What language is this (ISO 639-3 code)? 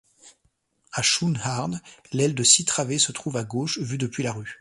fra